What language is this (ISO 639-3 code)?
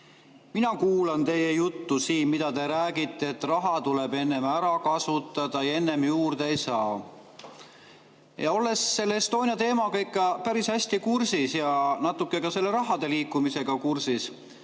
est